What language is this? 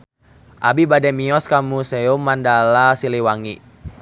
Sundanese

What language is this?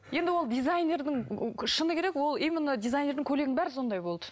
Kazakh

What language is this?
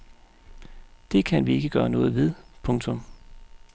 Danish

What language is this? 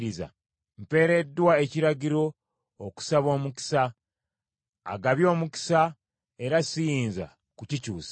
Ganda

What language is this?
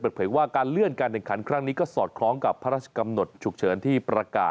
Thai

